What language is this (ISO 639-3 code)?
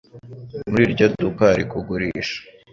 kin